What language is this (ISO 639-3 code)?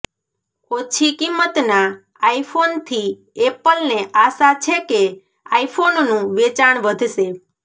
guj